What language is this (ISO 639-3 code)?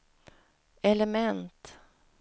swe